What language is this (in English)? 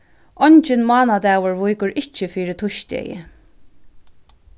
Faroese